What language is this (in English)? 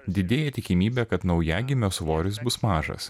Lithuanian